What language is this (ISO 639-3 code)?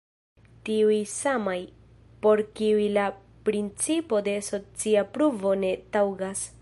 epo